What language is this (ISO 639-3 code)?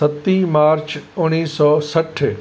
snd